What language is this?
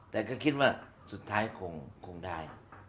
Thai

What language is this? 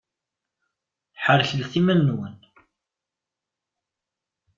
Kabyle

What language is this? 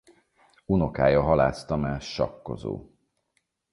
Hungarian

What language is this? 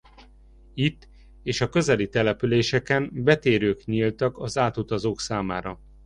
Hungarian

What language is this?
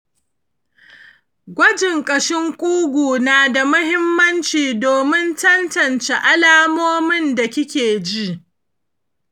Hausa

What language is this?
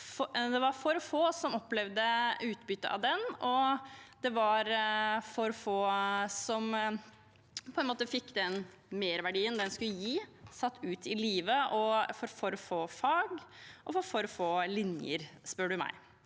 Norwegian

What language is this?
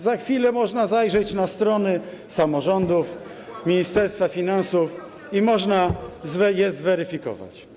Polish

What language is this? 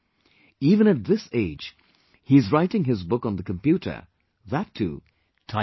English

